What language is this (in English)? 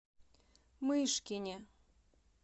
Russian